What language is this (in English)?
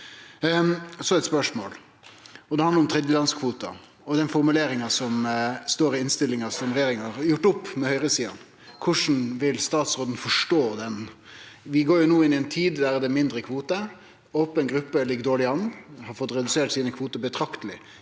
Norwegian